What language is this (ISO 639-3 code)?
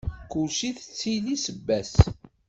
kab